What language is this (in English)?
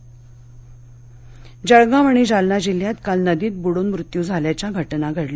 Marathi